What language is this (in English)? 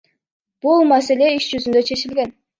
Kyrgyz